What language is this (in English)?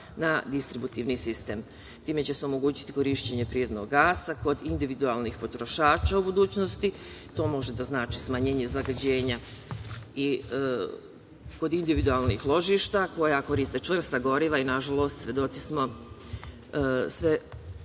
Serbian